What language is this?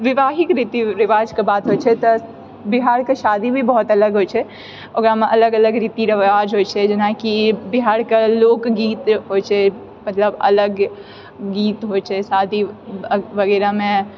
Maithili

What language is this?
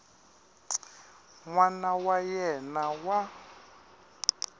Tsonga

